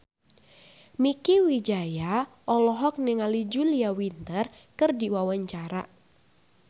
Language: Sundanese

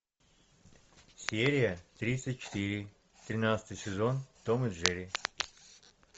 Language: Russian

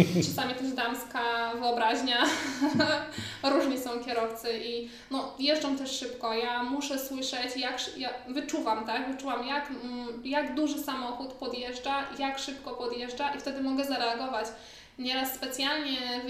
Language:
Polish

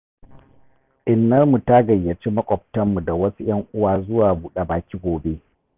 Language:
Hausa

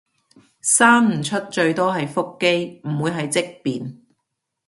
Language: Cantonese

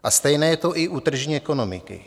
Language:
Czech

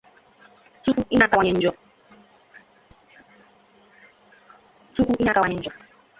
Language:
Igbo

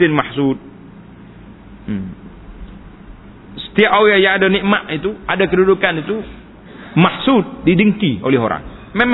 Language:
Malay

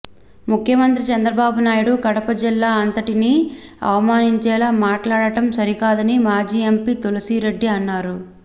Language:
Telugu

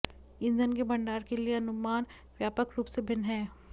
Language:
Hindi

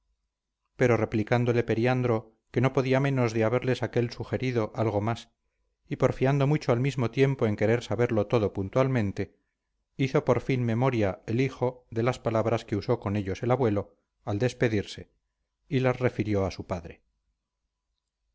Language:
Spanish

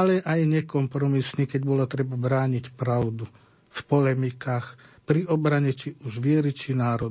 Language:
Slovak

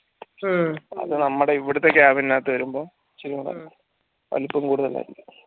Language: Malayalam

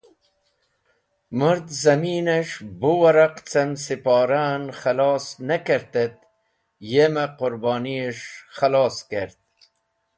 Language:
Wakhi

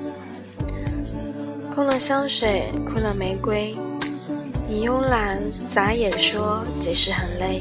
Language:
Chinese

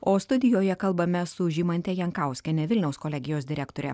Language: Lithuanian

